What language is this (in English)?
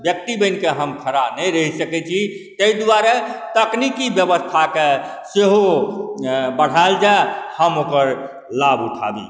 Maithili